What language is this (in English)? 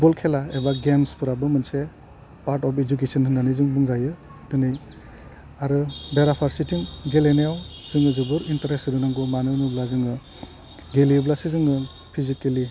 Bodo